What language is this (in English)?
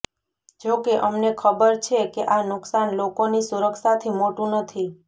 Gujarati